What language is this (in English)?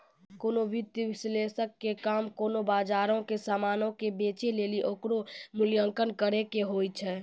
Maithili